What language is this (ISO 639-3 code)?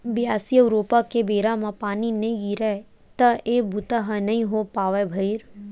hne